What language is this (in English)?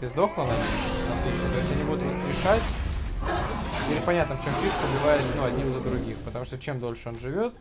Russian